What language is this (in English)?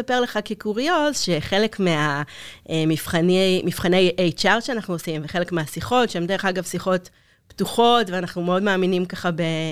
Hebrew